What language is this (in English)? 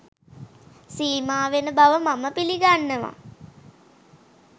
Sinhala